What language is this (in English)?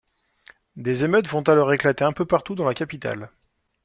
French